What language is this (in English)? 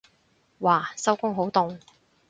Cantonese